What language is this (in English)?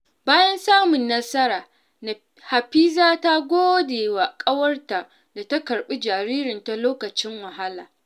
Hausa